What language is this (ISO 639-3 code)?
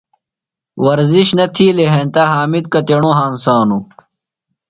phl